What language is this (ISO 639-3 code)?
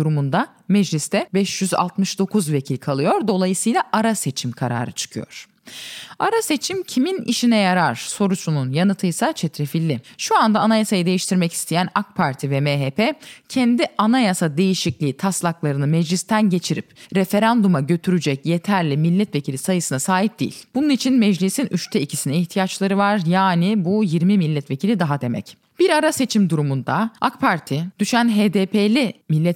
tur